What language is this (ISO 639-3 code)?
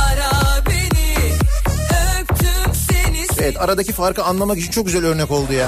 tur